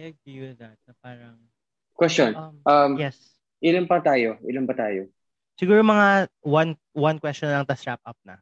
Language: Filipino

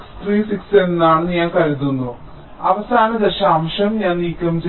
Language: Malayalam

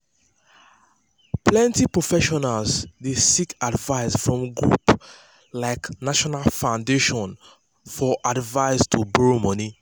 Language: Nigerian Pidgin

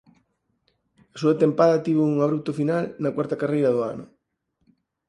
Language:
Galician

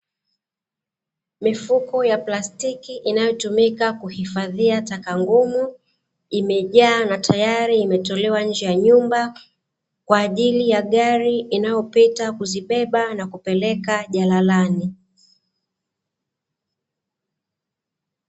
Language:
Swahili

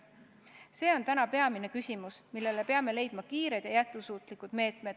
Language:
Estonian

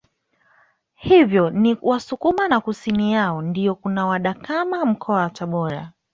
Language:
Swahili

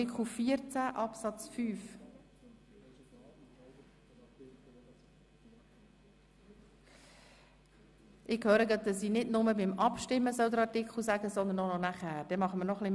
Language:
Swiss German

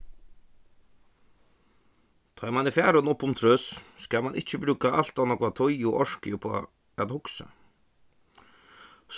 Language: Faroese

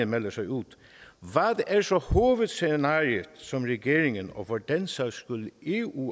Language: Danish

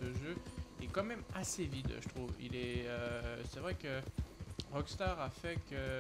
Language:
French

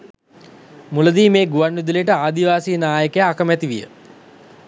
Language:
Sinhala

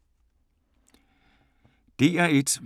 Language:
Danish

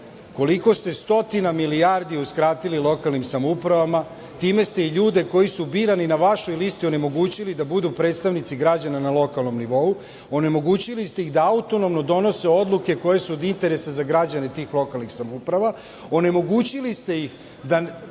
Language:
Serbian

